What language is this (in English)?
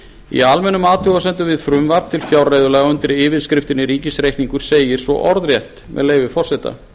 Icelandic